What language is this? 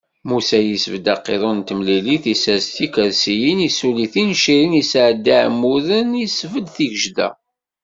Kabyle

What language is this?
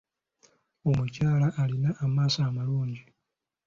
Ganda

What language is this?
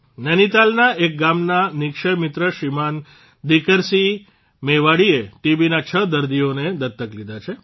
Gujarati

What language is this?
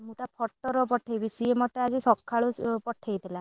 Odia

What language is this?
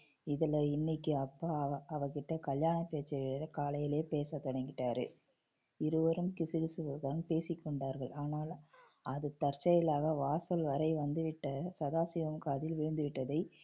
Tamil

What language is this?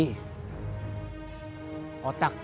Indonesian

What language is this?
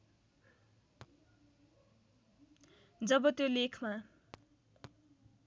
Nepali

